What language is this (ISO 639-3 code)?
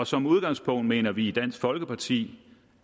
dan